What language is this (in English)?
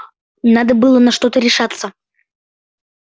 Russian